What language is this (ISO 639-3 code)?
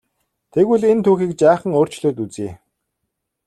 mon